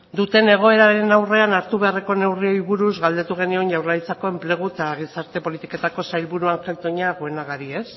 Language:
Basque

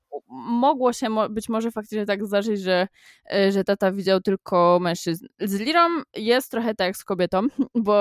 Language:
Polish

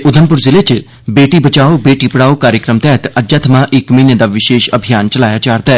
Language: Dogri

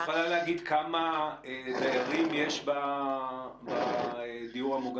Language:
Hebrew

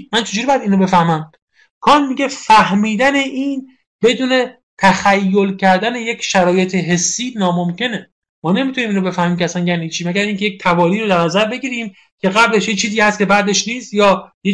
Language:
Persian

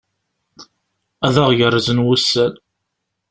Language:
Kabyle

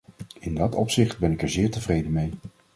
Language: Dutch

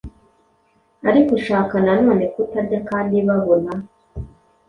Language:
Kinyarwanda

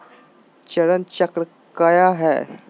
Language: Magahi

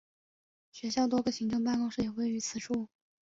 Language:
Chinese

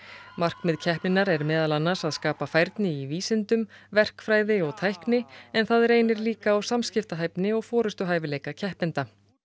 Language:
Icelandic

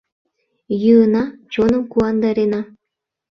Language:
Mari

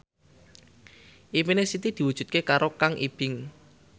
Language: Javanese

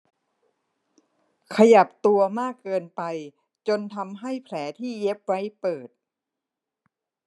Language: Thai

